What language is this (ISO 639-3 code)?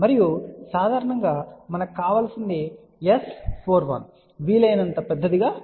tel